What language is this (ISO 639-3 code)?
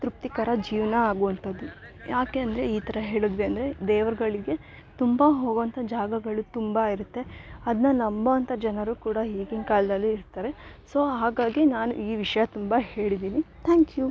kan